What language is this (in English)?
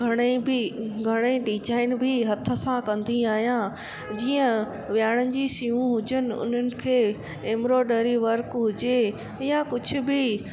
Sindhi